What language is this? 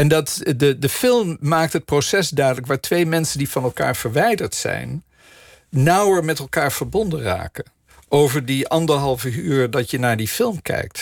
Dutch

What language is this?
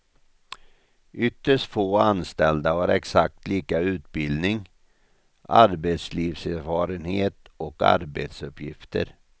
Swedish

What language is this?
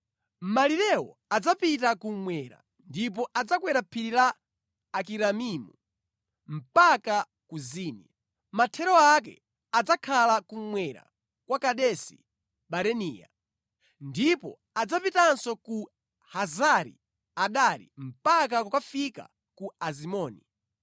Nyanja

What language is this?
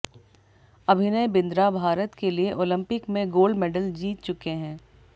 Hindi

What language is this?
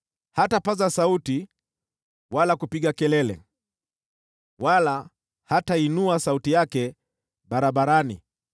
Swahili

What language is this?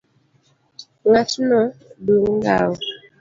Luo (Kenya and Tanzania)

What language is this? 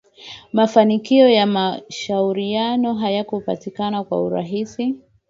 Swahili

